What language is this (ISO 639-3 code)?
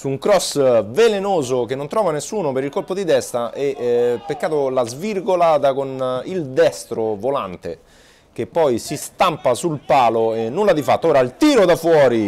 ita